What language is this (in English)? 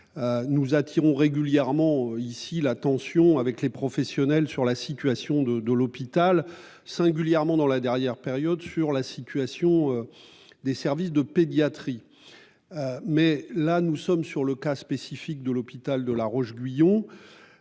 French